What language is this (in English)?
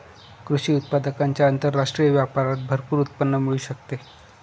Marathi